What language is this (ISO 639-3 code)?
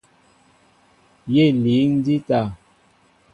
mbo